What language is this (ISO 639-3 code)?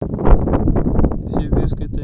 rus